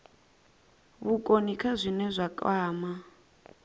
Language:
Venda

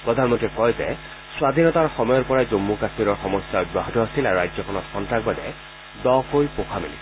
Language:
Assamese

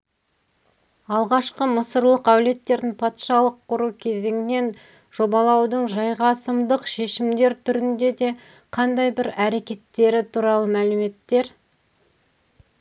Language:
Kazakh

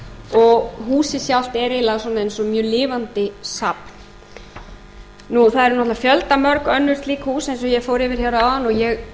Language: Icelandic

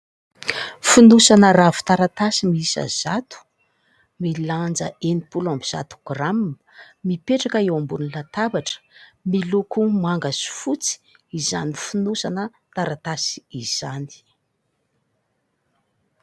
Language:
Malagasy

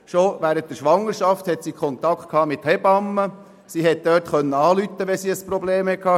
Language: Swiss German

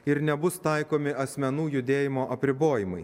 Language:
Lithuanian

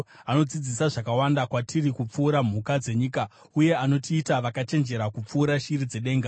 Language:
Shona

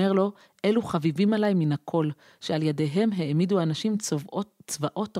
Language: Hebrew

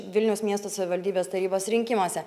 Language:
Lithuanian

